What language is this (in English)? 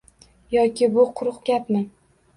Uzbek